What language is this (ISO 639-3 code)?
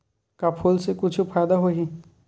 hne